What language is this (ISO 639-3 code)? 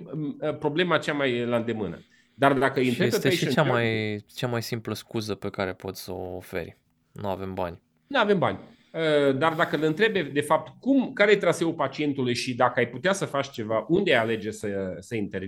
ron